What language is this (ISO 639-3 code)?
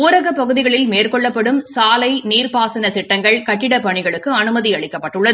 tam